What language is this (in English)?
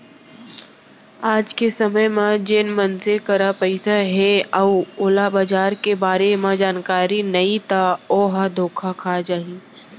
Chhattisgarhi